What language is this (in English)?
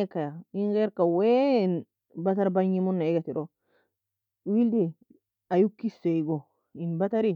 Nobiin